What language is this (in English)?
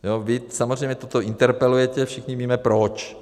Czech